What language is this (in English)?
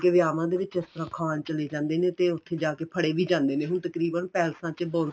Punjabi